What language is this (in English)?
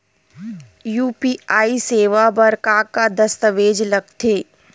Chhattisgarhi